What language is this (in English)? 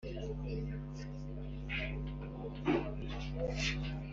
Kinyarwanda